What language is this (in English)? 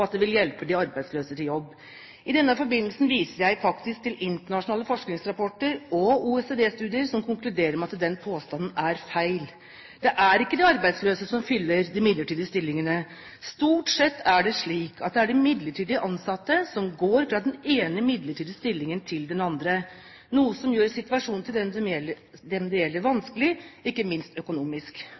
Norwegian Bokmål